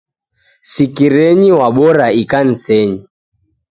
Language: Taita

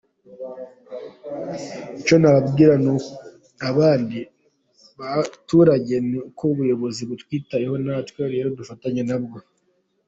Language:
Kinyarwanda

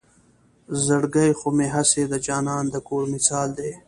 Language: Pashto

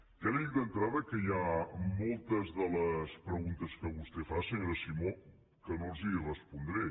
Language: Catalan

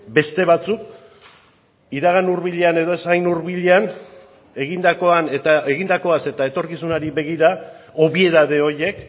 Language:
Basque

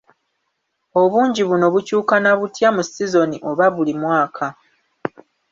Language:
Ganda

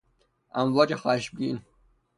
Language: Persian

